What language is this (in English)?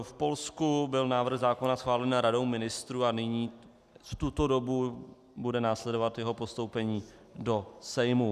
Czech